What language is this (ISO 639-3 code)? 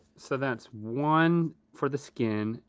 eng